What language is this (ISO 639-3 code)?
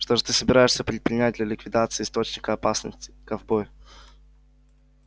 rus